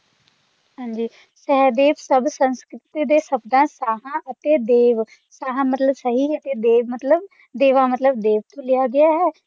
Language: Punjabi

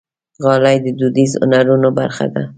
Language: Pashto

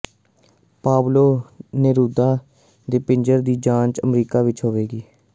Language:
Punjabi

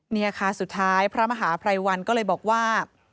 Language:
Thai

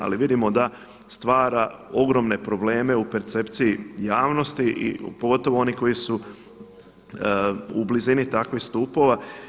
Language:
Croatian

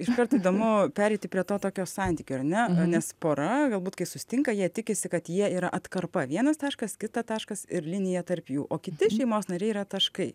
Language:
Lithuanian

